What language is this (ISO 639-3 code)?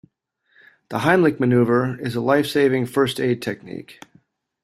eng